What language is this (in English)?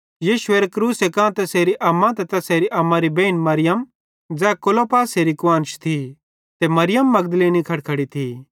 Bhadrawahi